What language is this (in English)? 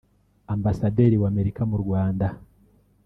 Kinyarwanda